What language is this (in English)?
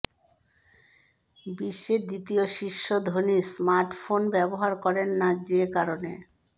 Bangla